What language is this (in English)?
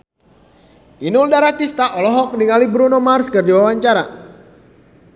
Sundanese